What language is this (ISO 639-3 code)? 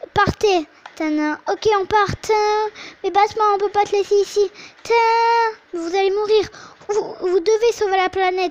fra